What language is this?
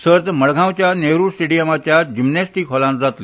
Konkani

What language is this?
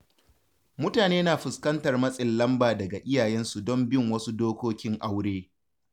Hausa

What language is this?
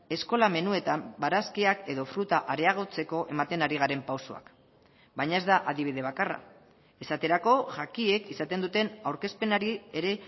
Basque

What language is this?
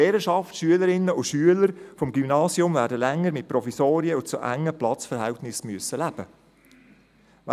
Swiss German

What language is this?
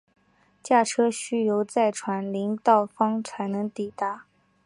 Chinese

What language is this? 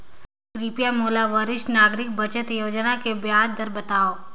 Chhattisgarhi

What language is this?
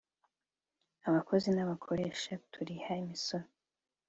Kinyarwanda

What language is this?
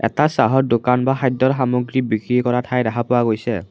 Assamese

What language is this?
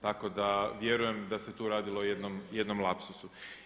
Croatian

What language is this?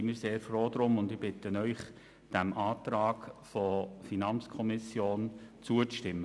Swiss German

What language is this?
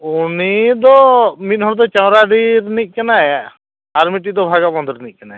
Santali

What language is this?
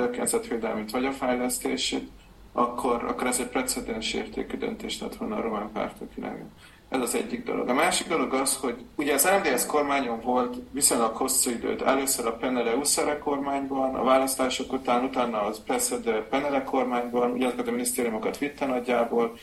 Hungarian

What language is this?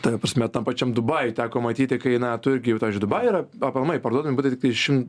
Lithuanian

